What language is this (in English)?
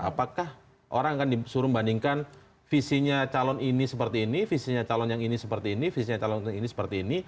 Indonesian